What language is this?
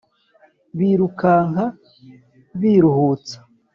Kinyarwanda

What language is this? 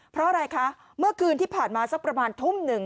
Thai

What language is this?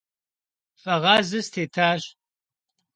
Kabardian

